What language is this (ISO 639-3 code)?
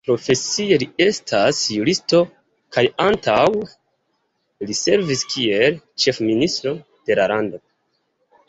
epo